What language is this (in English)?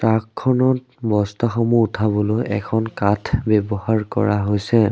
Assamese